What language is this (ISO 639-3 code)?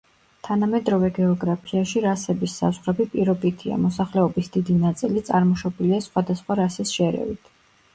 kat